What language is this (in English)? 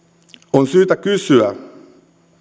Finnish